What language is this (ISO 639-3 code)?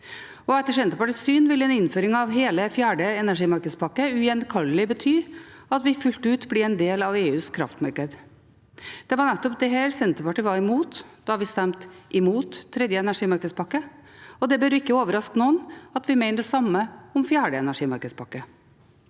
nor